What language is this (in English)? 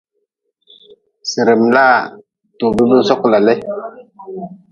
Nawdm